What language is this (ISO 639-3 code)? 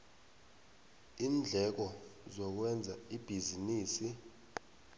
nbl